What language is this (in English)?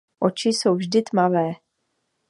Czech